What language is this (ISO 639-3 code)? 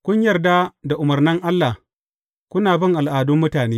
hau